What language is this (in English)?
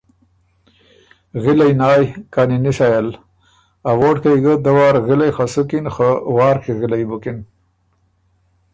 Ormuri